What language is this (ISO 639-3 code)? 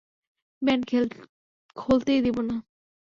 ben